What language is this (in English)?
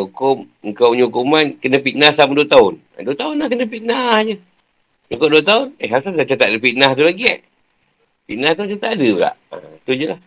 Malay